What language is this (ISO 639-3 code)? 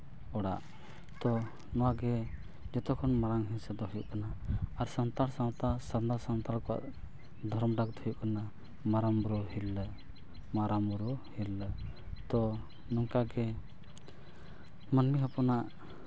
sat